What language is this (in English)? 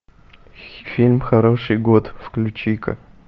Russian